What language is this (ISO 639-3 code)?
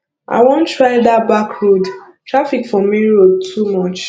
pcm